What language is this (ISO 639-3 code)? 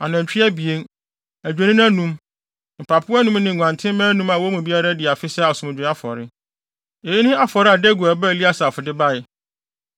aka